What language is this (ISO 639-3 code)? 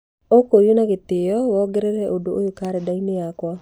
kik